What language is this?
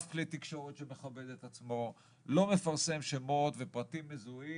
Hebrew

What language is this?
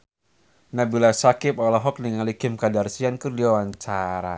Sundanese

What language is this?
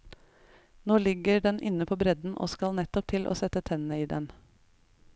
Norwegian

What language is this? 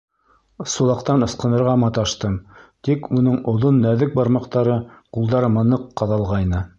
Bashkir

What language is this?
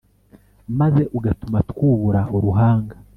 Kinyarwanda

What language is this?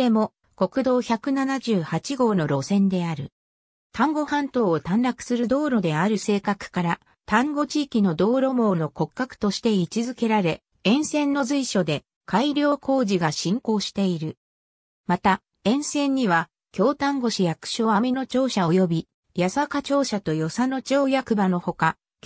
Japanese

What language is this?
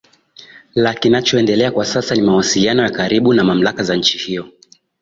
Swahili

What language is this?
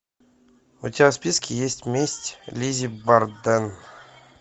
Russian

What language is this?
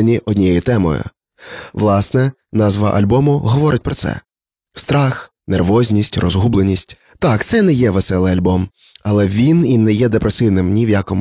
Ukrainian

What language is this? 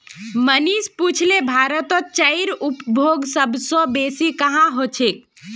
Magahi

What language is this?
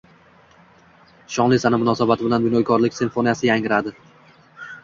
Uzbek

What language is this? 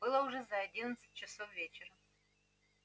Russian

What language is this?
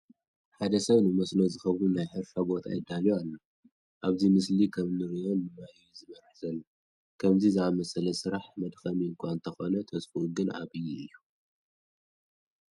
Tigrinya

